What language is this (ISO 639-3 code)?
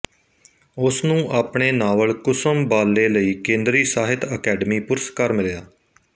pan